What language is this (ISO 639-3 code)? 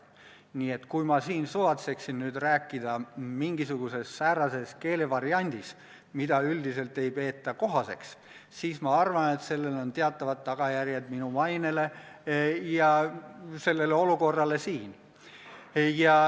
est